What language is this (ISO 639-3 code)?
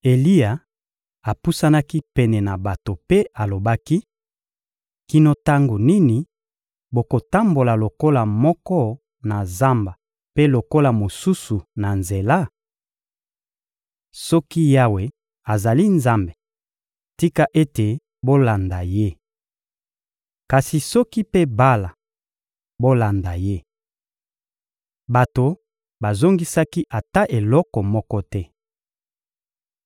lin